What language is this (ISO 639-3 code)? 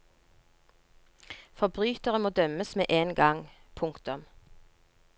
nor